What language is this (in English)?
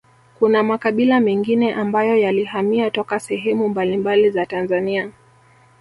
Swahili